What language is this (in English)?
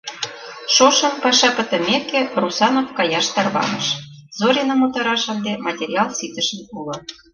Mari